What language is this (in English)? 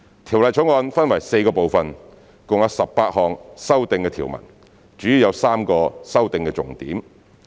Cantonese